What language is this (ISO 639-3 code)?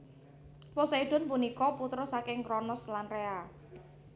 jav